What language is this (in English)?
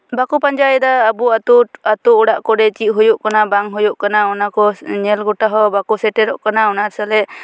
Santali